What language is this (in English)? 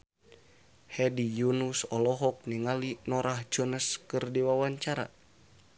Sundanese